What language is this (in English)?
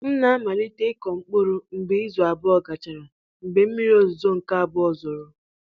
Igbo